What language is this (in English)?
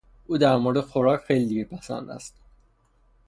Persian